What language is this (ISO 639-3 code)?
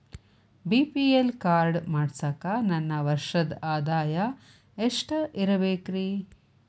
kan